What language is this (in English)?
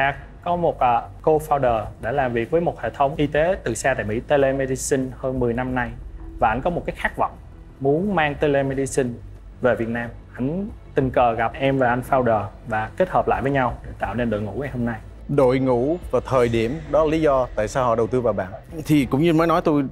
Vietnamese